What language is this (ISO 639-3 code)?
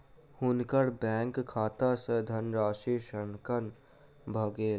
mai